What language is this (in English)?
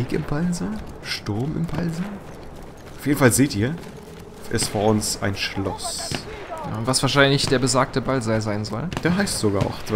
German